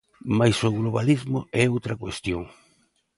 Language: Galician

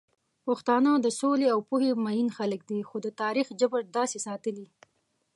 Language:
Pashto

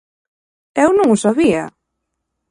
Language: Galician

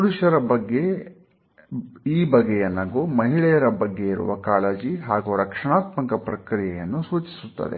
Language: Kannada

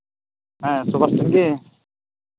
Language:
Santali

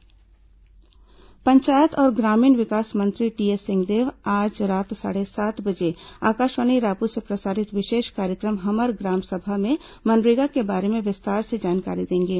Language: Hindi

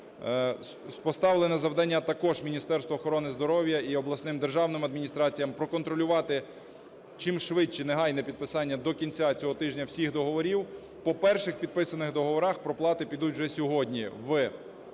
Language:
Ukrainian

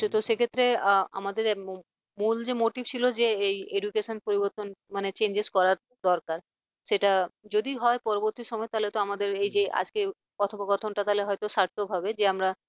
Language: Bangla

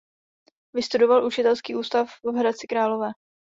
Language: Czech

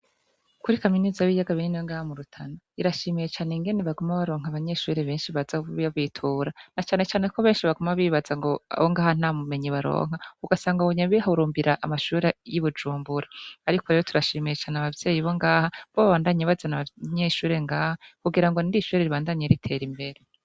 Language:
Rundi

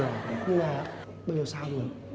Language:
Vietnamese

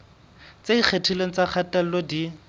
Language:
Southern Sotho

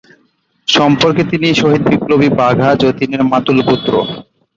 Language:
Bangla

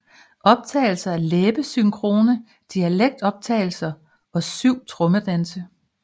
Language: Danish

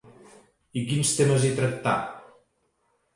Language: Catalan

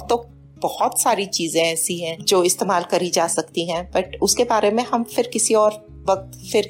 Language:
Hindi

